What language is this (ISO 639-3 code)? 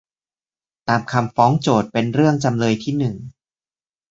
tha